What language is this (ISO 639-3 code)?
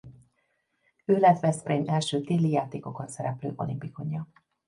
hun